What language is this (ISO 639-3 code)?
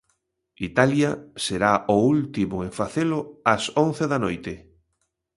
glg